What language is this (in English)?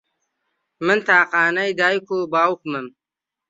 Central Kurdish